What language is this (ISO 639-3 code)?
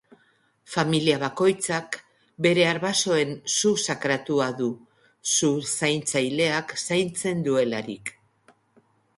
eus